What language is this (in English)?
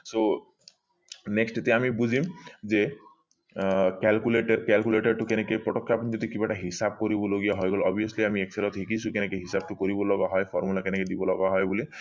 Assamese